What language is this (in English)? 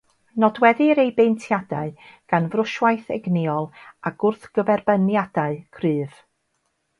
Welsh